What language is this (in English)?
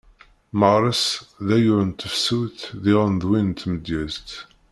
Kabyle